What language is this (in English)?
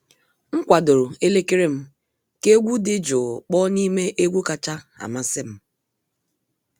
Igbo